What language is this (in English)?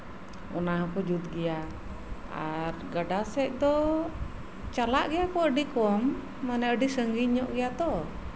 Santali